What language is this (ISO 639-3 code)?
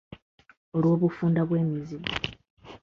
lug